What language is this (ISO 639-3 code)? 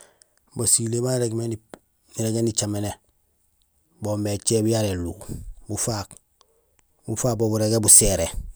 gsl